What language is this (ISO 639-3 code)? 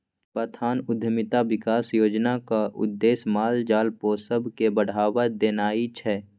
mai